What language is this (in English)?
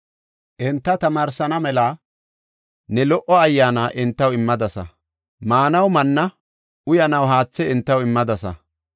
Gofa